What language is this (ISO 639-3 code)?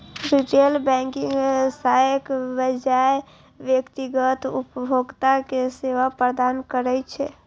mai